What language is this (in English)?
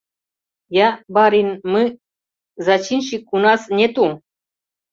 Mari